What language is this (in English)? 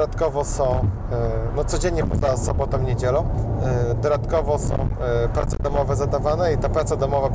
Polish